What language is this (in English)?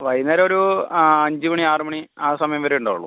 Malayalam